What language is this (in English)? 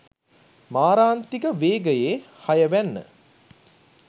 Sinhala